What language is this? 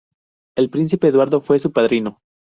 Spanish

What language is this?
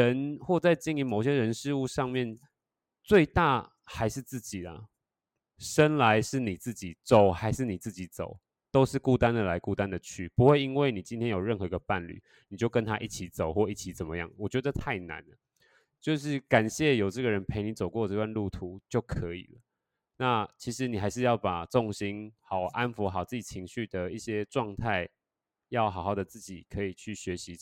Chinese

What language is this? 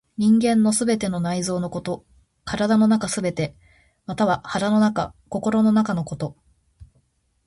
Japanese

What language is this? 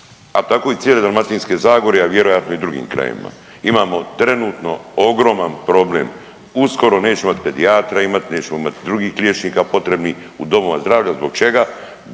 Croatian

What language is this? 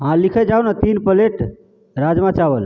Maithili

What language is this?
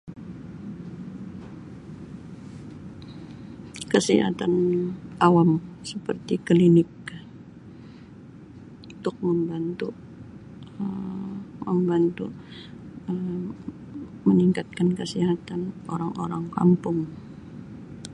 Sabah Malay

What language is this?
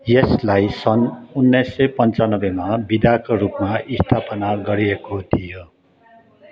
Nepali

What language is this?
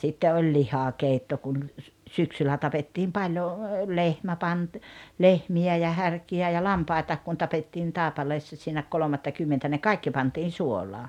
Finnish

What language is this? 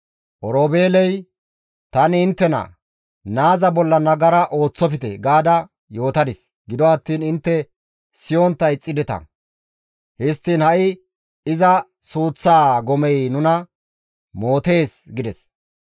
Gamo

